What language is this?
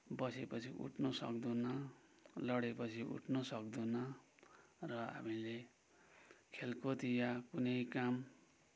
Nepali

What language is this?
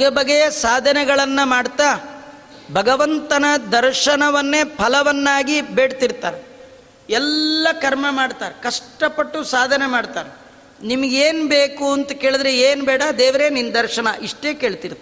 Kannada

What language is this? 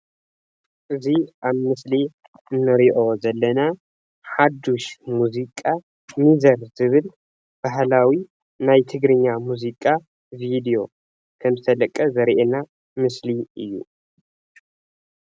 Tigrinya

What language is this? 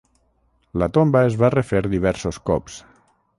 Catalan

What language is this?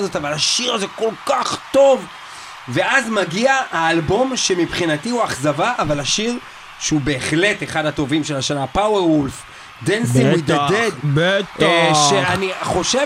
Hebrew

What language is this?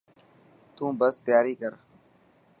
Dhatki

